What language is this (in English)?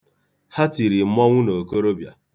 Igbo